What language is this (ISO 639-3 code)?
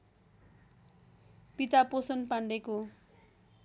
nep